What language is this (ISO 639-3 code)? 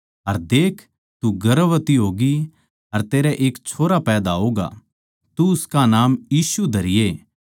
bgc